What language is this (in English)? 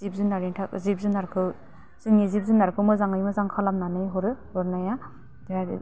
Bodo